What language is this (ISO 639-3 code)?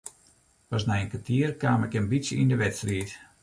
fry